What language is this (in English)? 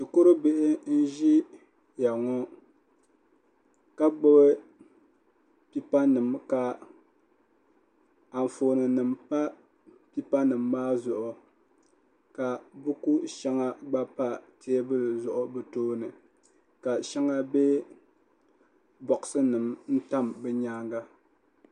Dagbani